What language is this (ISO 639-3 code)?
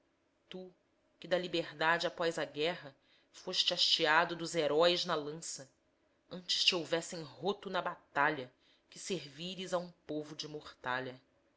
por